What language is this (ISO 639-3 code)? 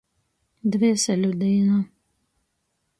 ltg